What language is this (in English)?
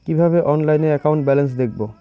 Bangla